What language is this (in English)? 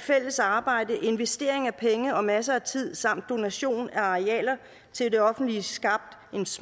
Danish